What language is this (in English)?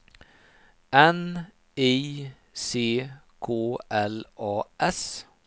Swedish